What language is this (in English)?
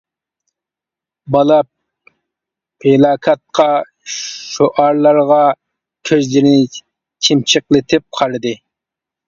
Uyghur